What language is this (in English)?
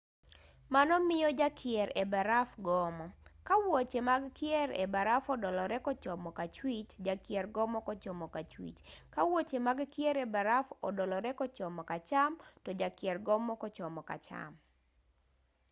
Luo (Kenya and Tanzania)